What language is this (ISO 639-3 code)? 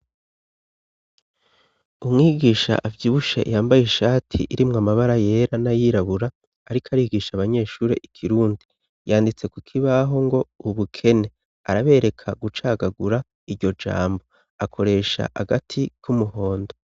run